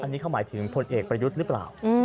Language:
Thai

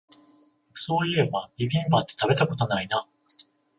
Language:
Japanese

